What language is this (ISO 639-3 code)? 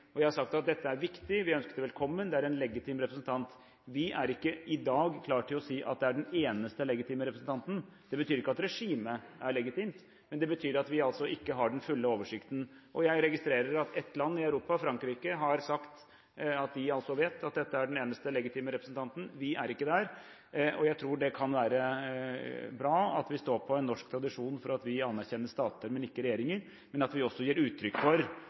nob